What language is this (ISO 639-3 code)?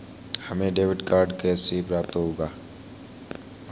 hin